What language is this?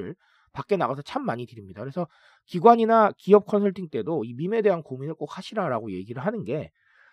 Korean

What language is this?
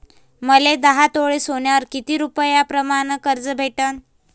Marathi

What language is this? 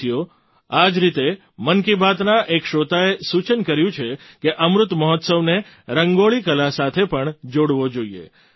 Gujarati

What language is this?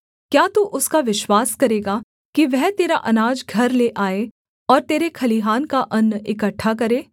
Hindi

